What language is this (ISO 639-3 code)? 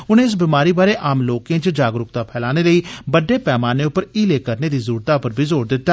doi